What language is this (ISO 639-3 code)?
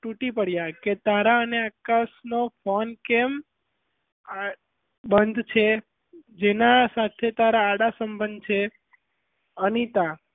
guj